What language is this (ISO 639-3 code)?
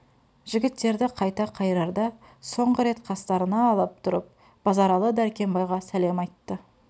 kaz